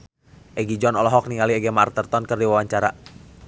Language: Sundanese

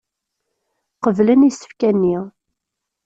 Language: Kabyle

